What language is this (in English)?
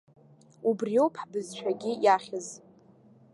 Abkhazian